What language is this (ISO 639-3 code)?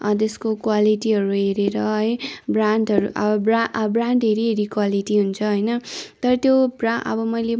nep